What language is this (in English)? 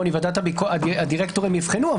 Hebrew